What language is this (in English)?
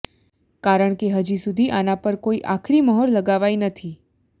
Gujarati